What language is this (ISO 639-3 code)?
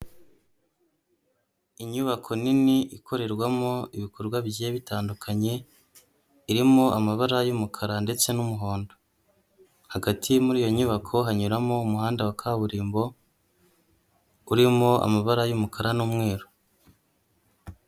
kin